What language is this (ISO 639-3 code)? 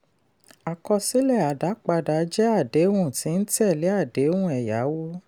yor